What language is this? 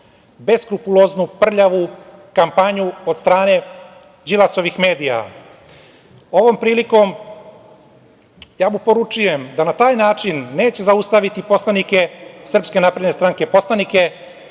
Serbian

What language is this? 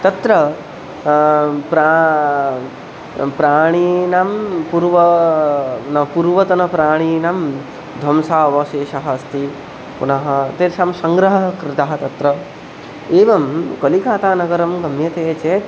Sanskrit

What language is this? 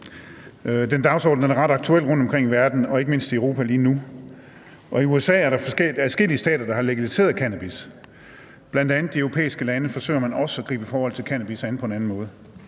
Danish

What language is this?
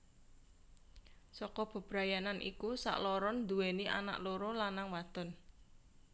Javanese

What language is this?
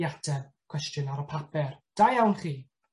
Welsh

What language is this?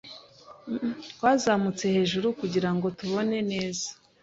Kinyarwanda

